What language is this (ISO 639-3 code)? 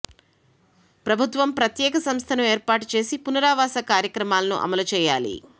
tel